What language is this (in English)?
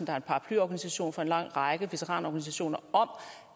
Danish